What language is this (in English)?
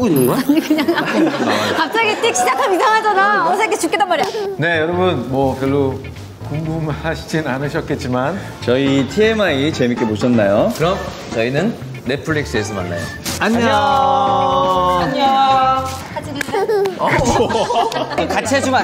Korean